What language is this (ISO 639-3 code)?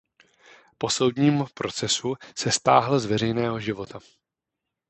ces